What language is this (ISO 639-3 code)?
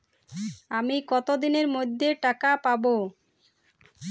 ben